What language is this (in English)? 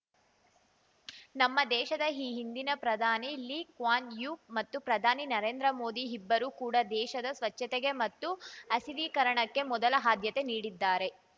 Kannada